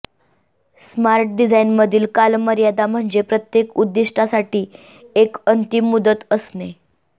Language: Marathi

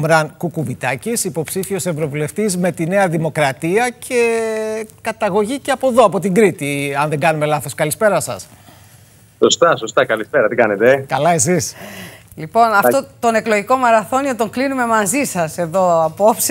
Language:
Greek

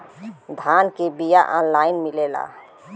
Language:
Bhojpuri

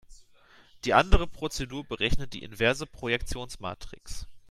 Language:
German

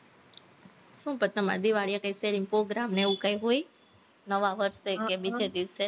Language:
Gujarati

